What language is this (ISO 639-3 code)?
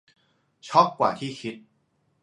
tha